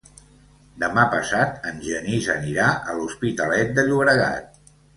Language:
Catalan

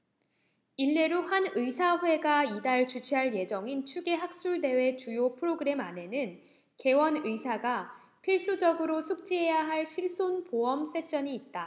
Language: Korean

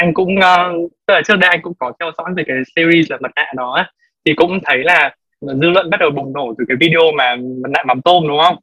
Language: Vietnamese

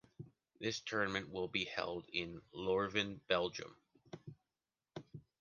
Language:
English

